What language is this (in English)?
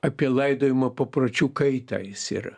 Lithuanian